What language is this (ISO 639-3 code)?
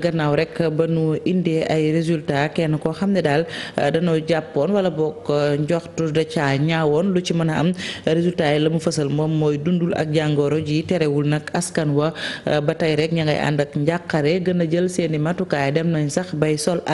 fra